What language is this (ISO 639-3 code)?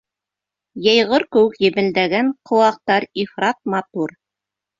bak